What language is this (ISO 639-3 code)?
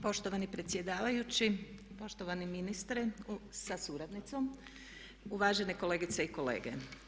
hrv